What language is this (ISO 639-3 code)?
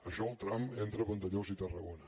cat